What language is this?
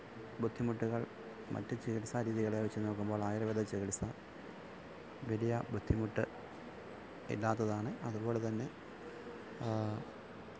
Malayalam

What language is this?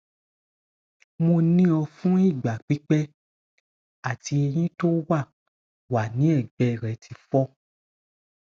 Yoruba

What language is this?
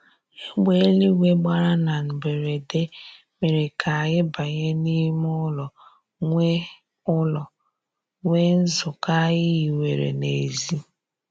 Igbo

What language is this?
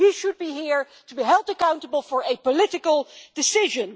English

